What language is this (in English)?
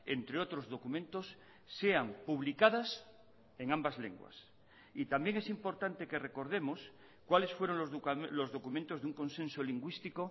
Spanish